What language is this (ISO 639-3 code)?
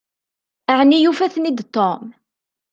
kab